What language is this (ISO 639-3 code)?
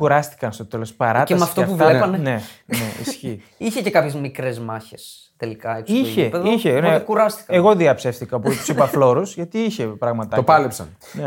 ell